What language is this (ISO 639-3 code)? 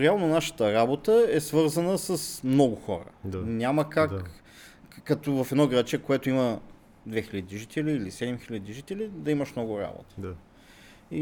bul